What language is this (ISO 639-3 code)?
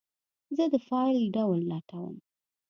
pus